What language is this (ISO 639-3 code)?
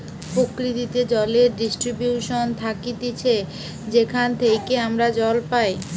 ben